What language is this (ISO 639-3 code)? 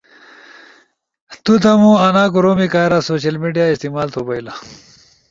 ush